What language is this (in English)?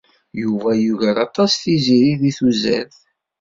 Kabyle